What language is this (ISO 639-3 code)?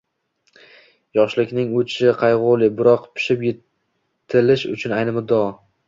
uzb